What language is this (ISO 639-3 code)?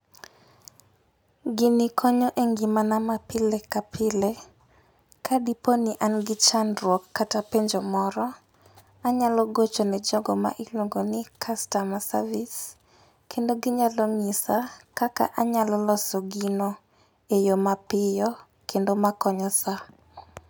luo